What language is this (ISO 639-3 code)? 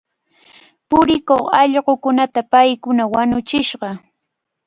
qvl